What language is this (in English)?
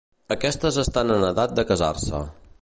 Catalan